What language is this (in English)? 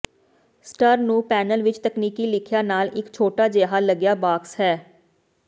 Punjabi